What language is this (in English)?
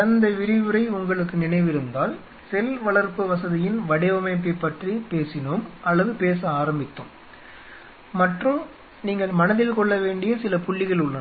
Tamil